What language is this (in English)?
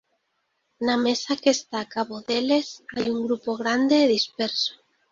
Galician